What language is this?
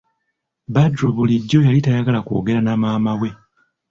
Ganda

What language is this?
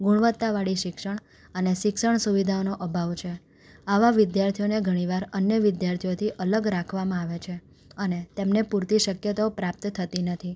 Gujarati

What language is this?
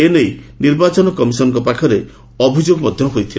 Odia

